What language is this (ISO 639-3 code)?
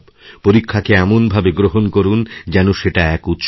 ben